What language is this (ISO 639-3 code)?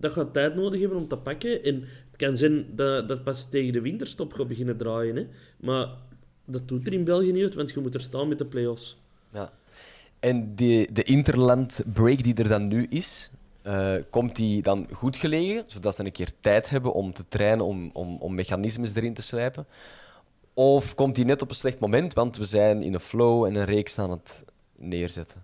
nld